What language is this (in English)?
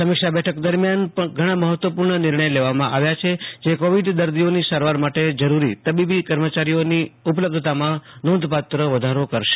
Gujarati